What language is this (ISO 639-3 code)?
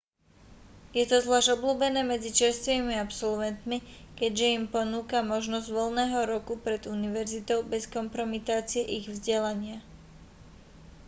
slk